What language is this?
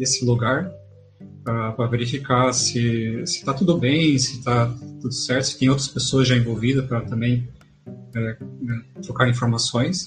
Portuguese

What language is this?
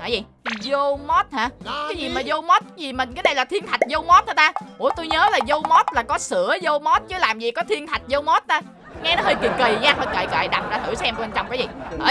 Vietnamese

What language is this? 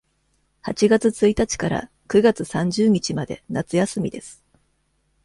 Japanese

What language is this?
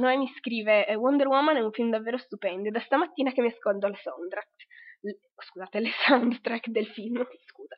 Italian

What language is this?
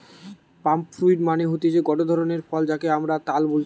Bangla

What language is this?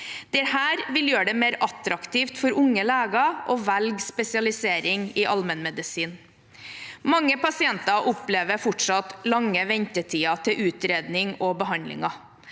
Norwegian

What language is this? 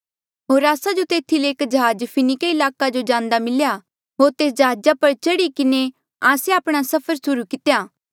Mandeali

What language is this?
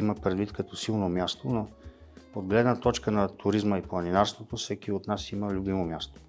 Bulgarian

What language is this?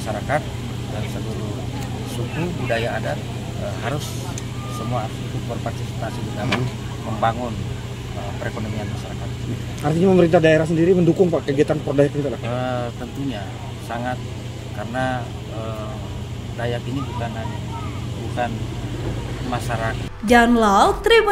Indonesian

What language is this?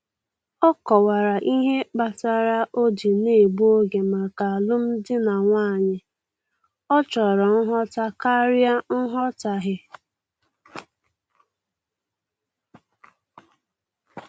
Igbo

